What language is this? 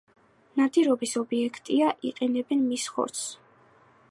Georgian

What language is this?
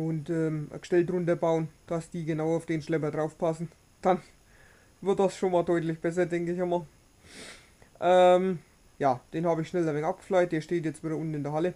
German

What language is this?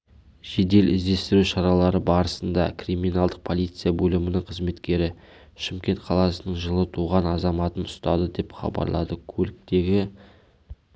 Kazakh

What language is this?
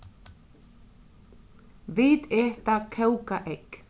Faroese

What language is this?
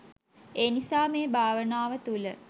Sinhala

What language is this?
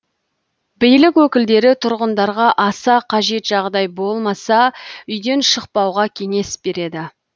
Kazakh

